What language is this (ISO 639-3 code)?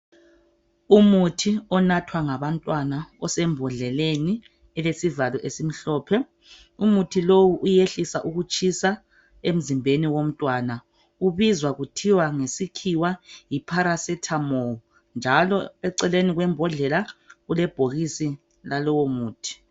nde